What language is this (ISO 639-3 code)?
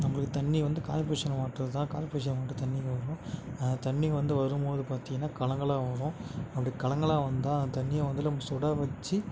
tam